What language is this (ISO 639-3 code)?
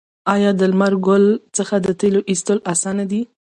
pus